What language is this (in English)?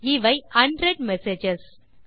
Tamil